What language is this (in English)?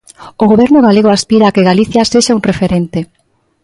Galician